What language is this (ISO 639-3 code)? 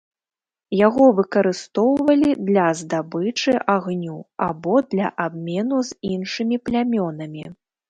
bel